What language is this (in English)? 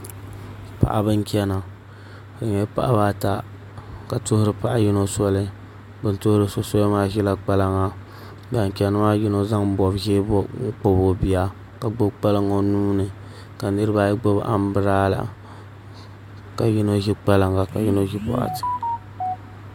Dagbani